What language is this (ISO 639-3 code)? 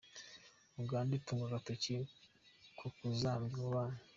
kin